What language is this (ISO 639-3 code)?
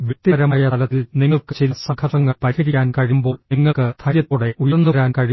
mal